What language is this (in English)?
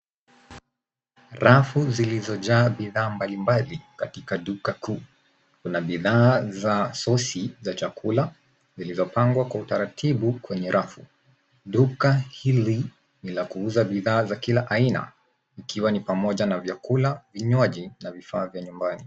Swahili